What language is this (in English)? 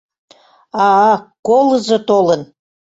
Mari